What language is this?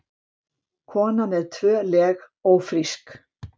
Icelandic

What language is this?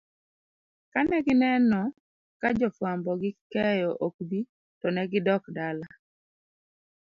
Luo (Kenya and Tanzania)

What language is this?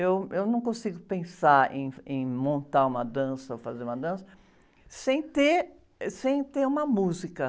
Portuguese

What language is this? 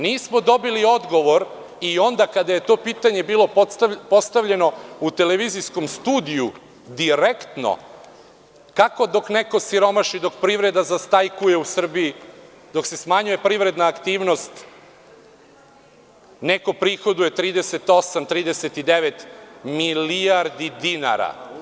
Serbian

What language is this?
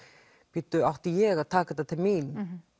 Icelandic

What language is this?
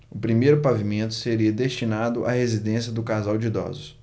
Portuguese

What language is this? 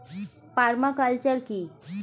Bangla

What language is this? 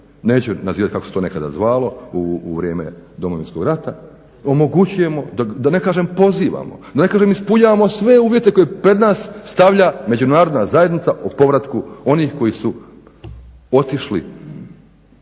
Croatian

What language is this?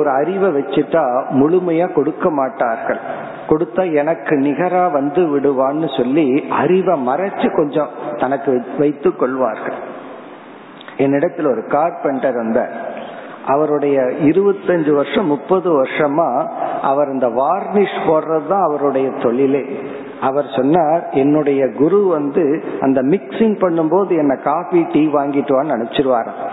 Tamil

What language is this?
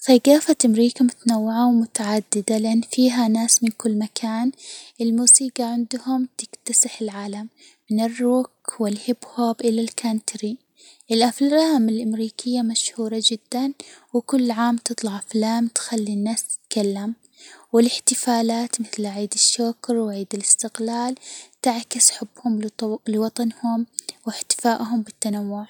Hijazi Arabic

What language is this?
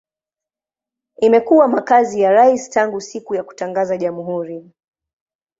Swahili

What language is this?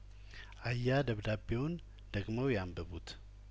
Amharic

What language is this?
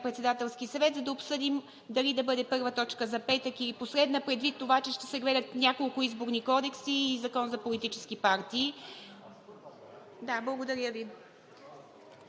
Bulgarian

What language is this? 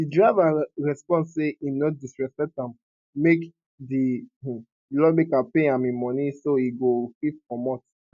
Nigerian Pidgin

